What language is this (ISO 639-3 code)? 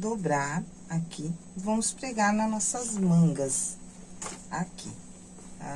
por